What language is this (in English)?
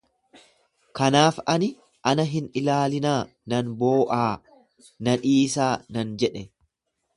Oromo